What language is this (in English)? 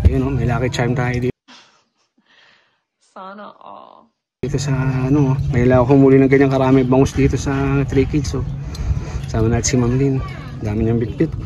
Filipino